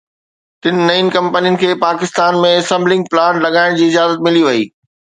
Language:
Sindhi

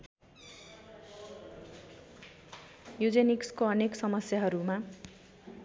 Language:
Nepali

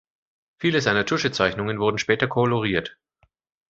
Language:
German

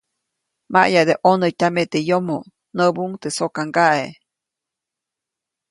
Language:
Copainalá Zoque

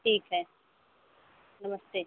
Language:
Hindi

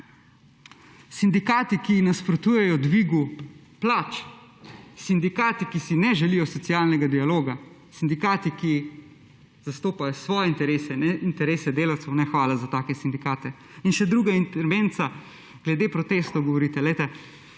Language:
Slovenian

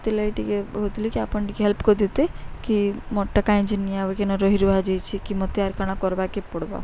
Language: Odia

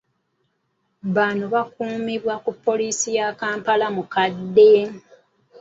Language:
Ganda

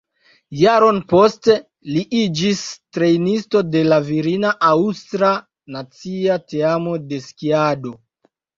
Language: Esperanto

